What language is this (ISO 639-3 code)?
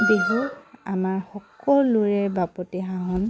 asm